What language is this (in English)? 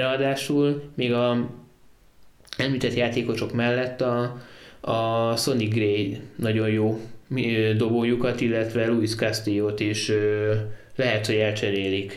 Hungarian